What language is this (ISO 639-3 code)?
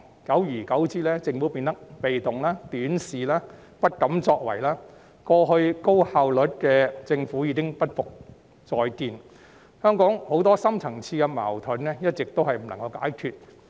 yue